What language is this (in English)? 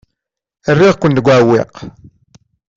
Kabyle